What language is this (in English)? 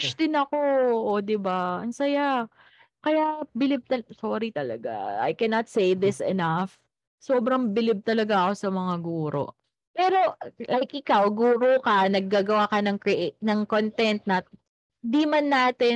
Filipino